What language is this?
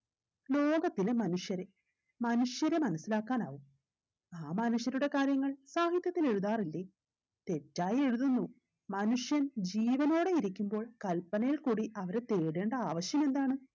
Malayalam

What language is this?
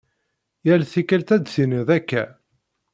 Kabyle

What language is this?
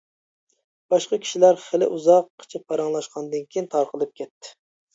Uyghur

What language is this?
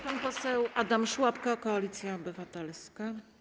Polish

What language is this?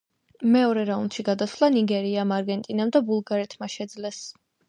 Georgian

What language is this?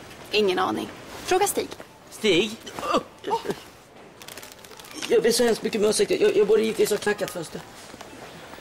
Swedish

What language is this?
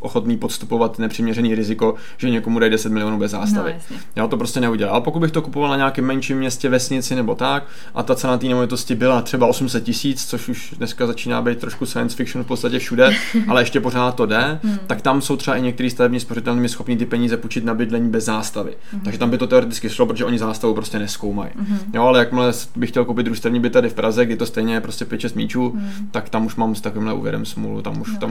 Czech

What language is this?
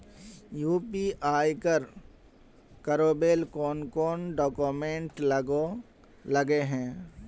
Magahi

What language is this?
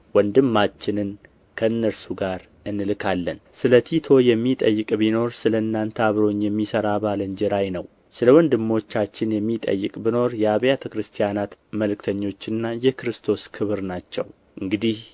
Amharic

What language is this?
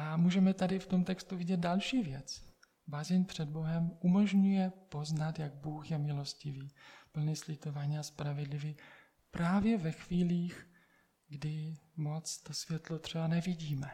Czech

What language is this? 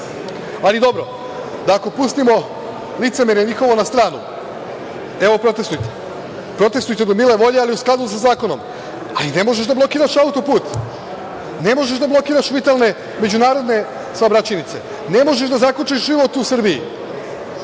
Serbian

